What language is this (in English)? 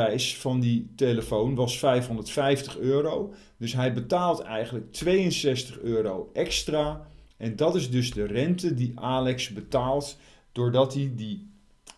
Dutch